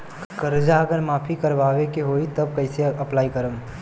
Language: Bhojpuri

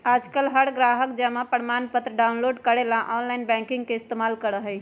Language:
Magahi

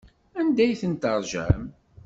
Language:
Kabyle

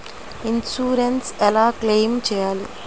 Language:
Telugu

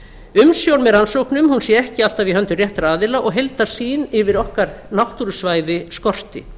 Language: Icelandic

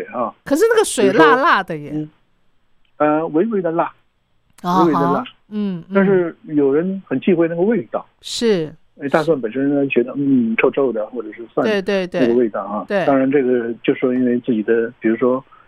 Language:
Chinese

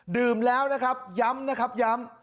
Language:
Thai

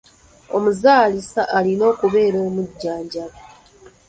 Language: Ganda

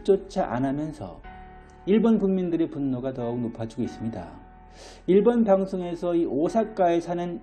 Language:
Korean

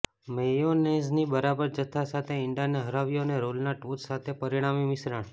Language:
Gujarati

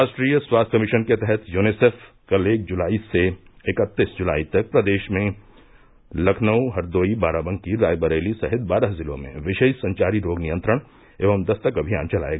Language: Hindi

